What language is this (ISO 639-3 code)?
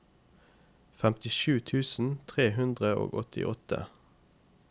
nor